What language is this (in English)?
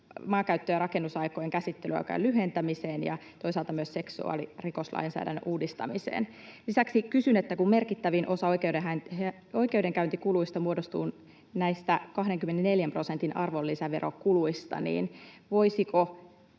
Finnish